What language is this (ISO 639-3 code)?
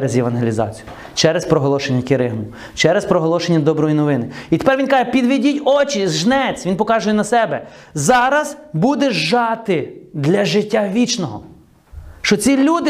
ukr